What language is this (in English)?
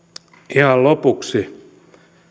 Finnish